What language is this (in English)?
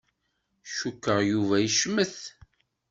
Kabyle